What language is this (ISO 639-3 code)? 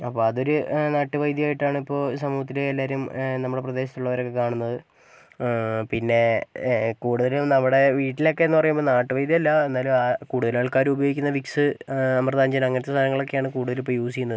mal